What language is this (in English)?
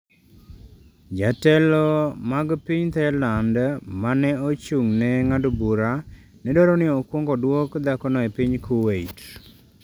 Luo (Kenya and Tanzania)